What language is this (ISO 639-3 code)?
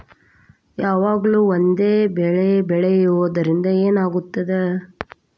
kan